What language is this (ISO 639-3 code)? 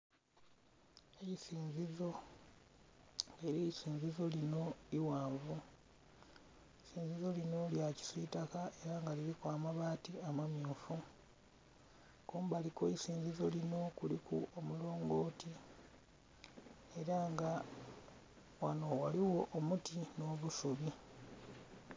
xog